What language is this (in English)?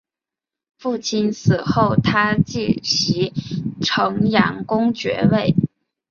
Chinese